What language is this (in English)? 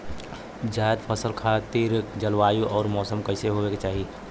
Bhojpuri